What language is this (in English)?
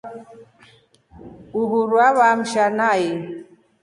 Rombo